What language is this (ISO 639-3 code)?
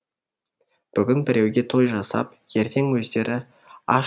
kaz